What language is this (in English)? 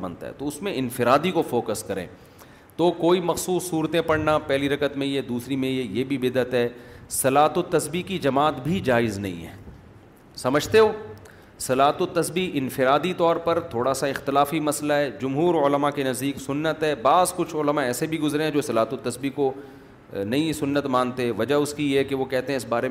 Urdu